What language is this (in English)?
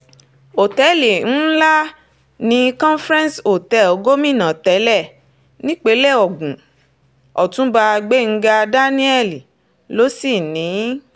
Yoruba